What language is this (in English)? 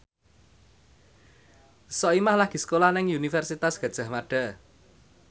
Javanese